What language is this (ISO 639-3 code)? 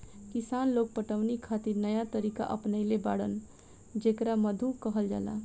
bho